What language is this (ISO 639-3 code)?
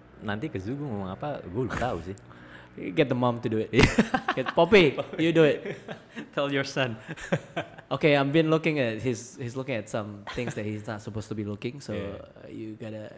ind